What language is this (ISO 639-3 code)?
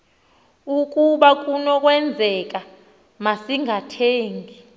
xho